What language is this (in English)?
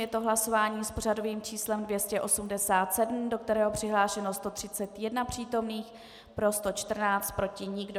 Czech